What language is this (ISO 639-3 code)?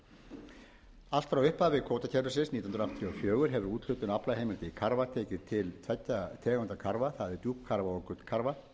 isl